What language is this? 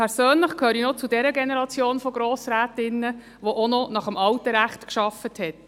Swiss German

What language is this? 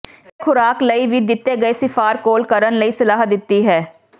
Punjabi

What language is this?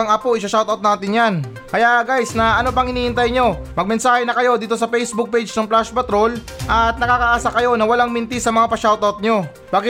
Filipino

